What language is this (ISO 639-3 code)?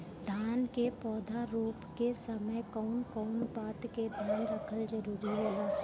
bho